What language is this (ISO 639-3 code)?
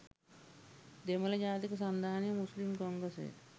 sin